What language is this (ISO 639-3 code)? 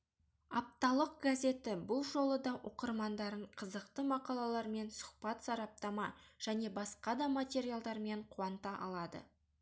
kaz